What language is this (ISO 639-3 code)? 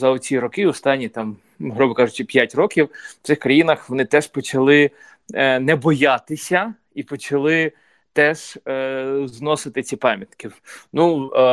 ukr